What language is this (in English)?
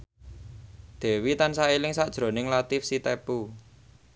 Javanese